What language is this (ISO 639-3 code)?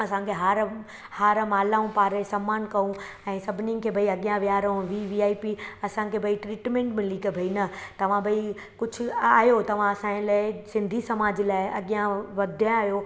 snd